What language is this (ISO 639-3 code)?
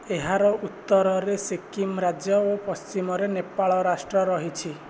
ori